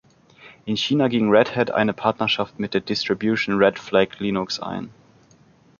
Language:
German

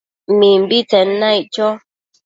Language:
Matsés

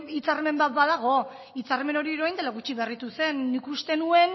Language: Basque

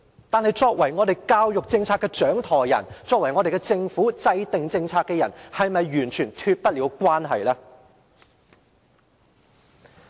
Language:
Cantonese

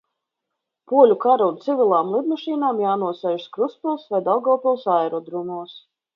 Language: Latvian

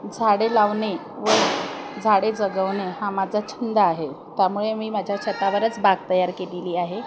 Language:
Marathi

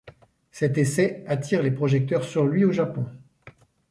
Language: French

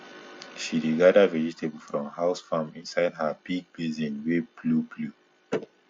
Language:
Nigerian Pidgin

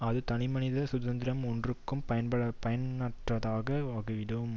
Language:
Tamil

